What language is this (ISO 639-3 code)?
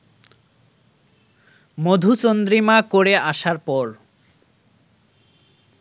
ben